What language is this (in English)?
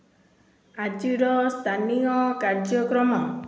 Odia